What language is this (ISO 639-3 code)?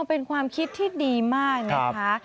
tha